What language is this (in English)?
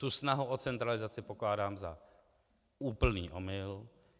Czech